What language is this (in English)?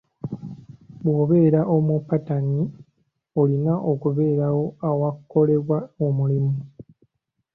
Ganda